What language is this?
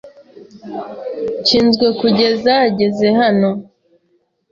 Kinyarwanda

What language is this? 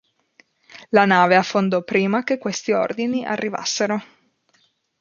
Italian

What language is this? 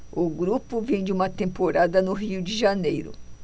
Portuguese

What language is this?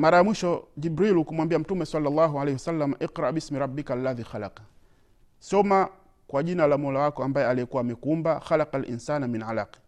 Swahili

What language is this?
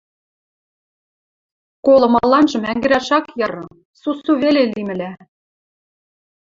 Western Mari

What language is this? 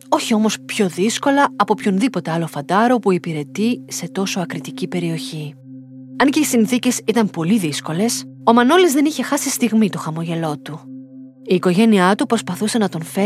Greek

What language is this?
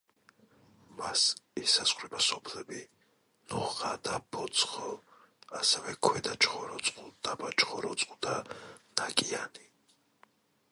Georgian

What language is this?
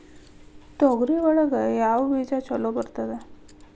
Kannada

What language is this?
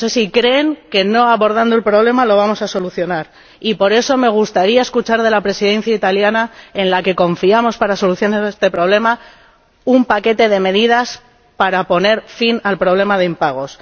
Spanish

